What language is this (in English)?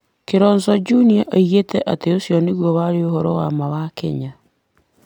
Kikuyu